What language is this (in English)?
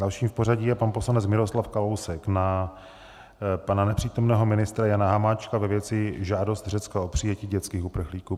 Czech